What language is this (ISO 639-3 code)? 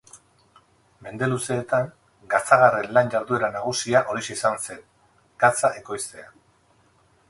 eus